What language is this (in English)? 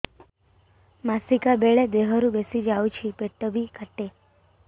Odia